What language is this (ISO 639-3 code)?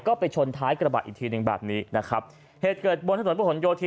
tha